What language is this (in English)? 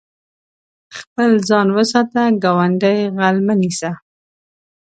Pashto